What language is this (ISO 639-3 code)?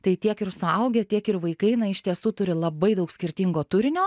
lit